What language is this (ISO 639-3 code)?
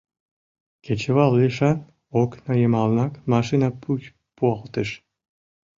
chm